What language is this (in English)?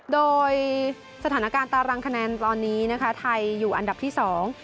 Thai